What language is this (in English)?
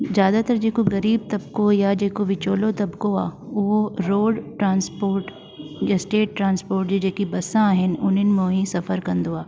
Sindhi